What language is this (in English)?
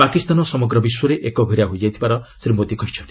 Odia